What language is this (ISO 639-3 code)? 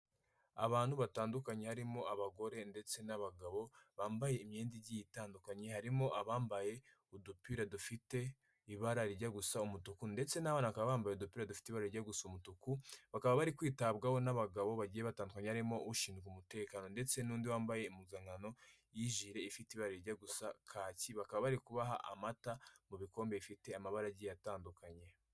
kin